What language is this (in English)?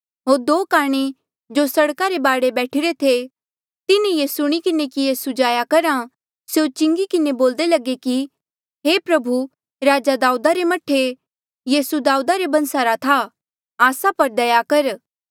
Mandeali